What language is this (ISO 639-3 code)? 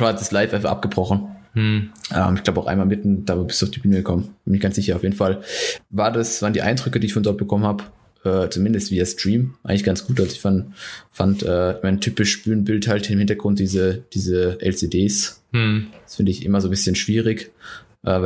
deu